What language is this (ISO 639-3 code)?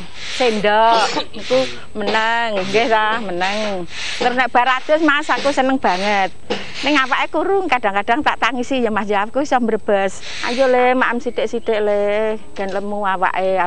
ind